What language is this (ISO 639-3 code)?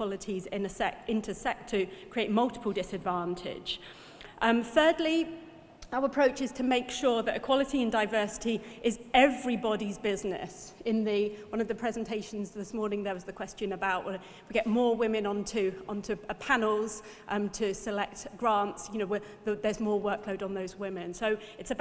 eng